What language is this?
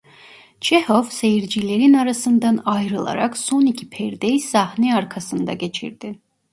Turkish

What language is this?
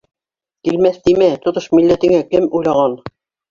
Bashkir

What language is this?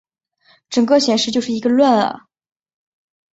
Chinese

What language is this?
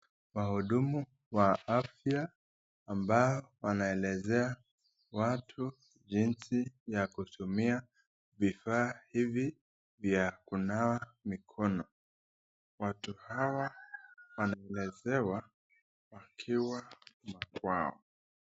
Swahili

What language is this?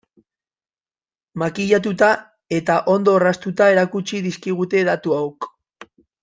Basque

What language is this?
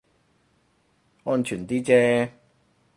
Cantonese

